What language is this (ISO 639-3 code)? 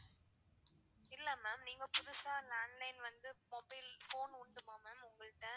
tam